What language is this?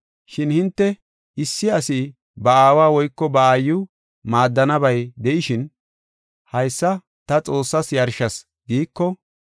Gofa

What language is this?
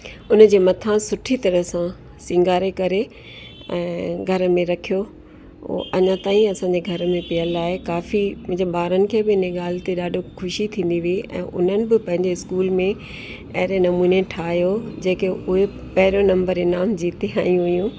Sindhi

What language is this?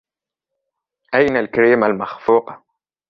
Arabic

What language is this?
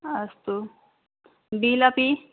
Sanskrit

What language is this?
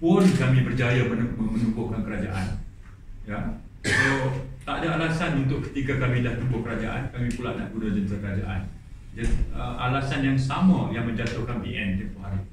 Malay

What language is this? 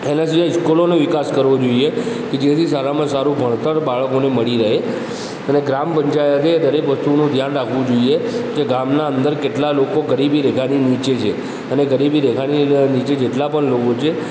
Gujarati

